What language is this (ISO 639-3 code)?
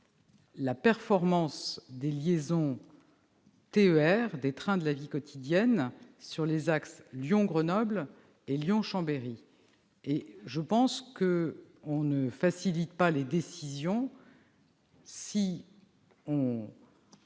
fra